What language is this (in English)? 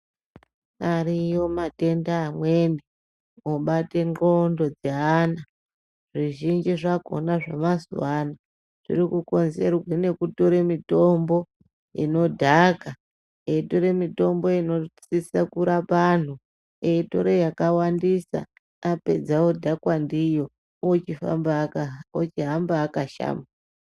Ndau